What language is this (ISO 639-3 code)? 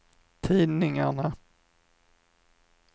swe